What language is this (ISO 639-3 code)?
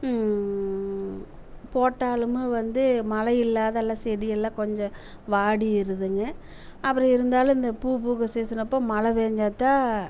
tam